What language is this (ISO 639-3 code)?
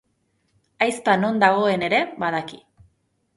eus